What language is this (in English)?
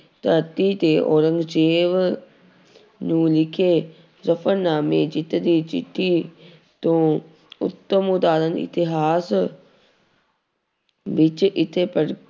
Punjabi